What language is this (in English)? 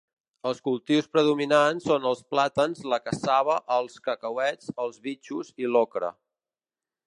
Catalan